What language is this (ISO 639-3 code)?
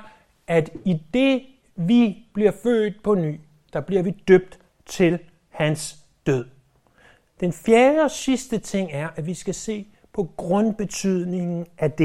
dan